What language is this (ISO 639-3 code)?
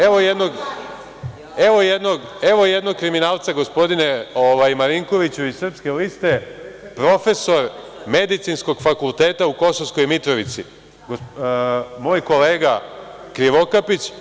srp